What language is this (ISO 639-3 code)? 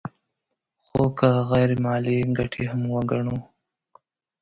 pus